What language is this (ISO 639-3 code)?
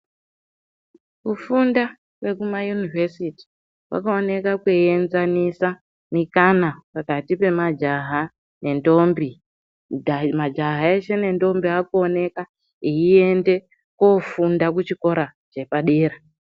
ndc